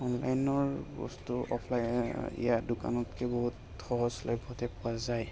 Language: Assamese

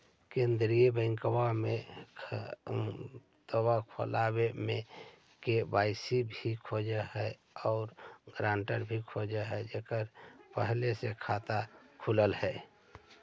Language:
Magahi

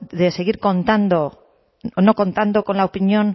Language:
Spanish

